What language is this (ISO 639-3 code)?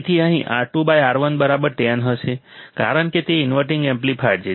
guj